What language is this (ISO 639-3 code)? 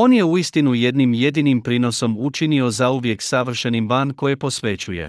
hrv